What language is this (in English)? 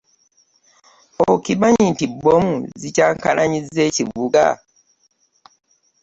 Ganda